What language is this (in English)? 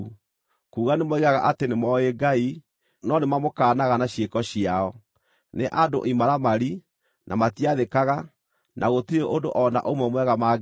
Kikuyu